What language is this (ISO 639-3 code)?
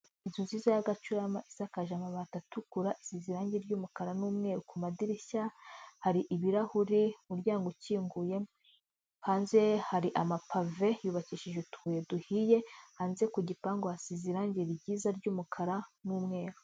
kin